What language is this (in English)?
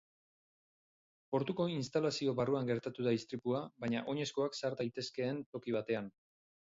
Basque